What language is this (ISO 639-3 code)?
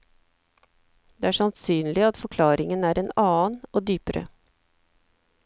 nor